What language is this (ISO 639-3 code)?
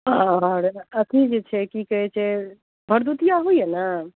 mai